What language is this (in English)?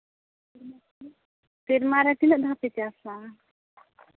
Santali